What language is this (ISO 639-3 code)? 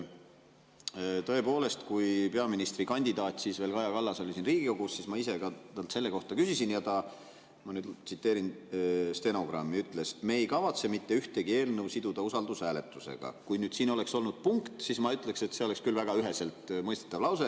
est